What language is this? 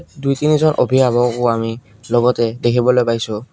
Assamese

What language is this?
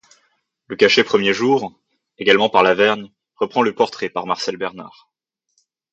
French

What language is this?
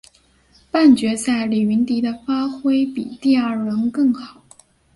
Chinese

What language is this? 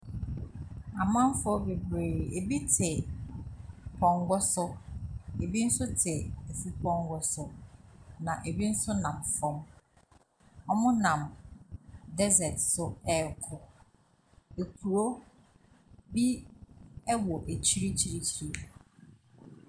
Akan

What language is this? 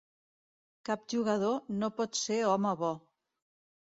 Catalan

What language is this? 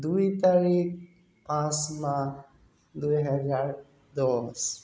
Assamese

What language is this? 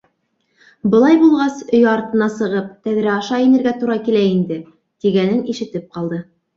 Bashkir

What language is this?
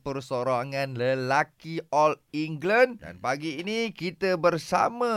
Malay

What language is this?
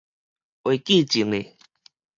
Min Nan Chinese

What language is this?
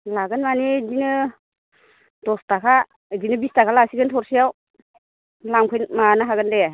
Bodo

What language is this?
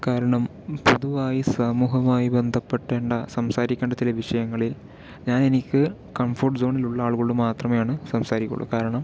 Malayalam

